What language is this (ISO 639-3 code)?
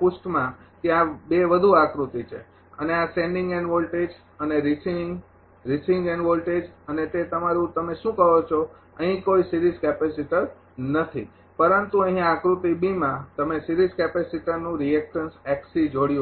guj